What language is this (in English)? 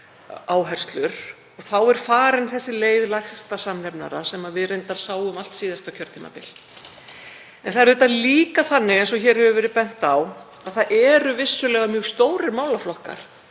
Icelandic